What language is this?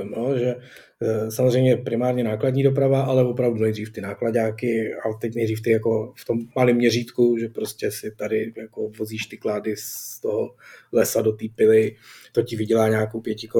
Czech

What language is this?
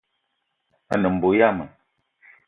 Eton (Cameroon)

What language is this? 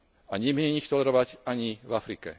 Slovak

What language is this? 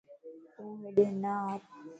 Lasi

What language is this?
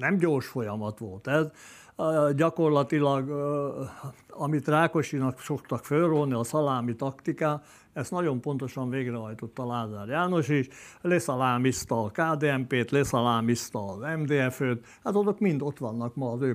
Hungarian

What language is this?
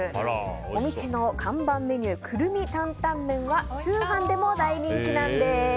Japanese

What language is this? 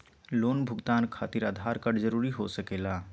Magahi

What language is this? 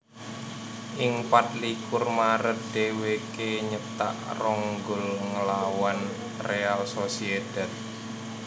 Javanese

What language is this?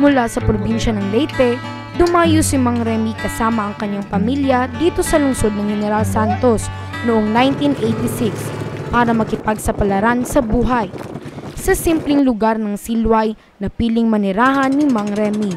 Filipino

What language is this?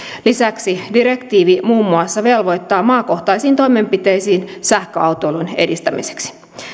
Finnish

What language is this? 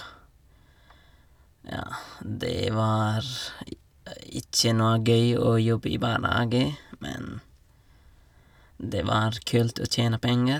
Norwegian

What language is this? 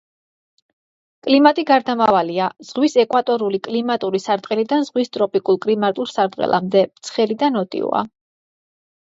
Georgian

